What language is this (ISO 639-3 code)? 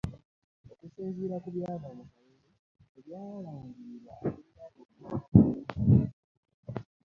lug